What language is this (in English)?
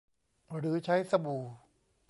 Thai